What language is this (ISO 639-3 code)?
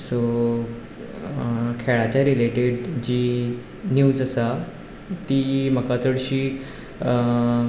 kok